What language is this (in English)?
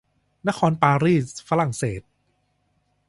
Thai